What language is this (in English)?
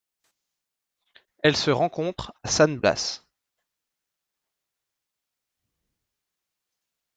French